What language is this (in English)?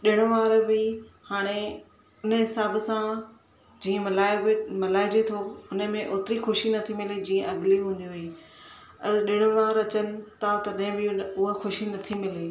Sindhi